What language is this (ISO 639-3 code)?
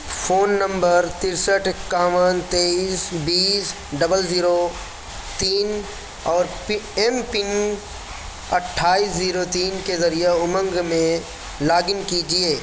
urd